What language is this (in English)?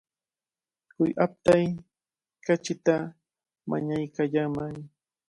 Cajatambo North Lima Quechua